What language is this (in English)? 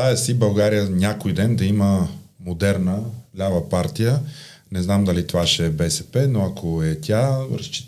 Bulgarian